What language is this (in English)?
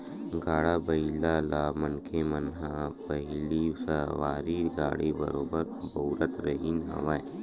Chhattisgarhi